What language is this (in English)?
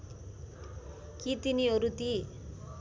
Nepali